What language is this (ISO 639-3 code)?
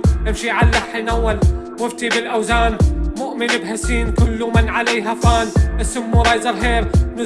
ara